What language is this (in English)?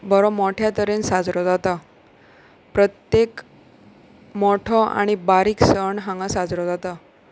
Konkani